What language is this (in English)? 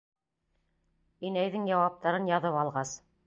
Bashkir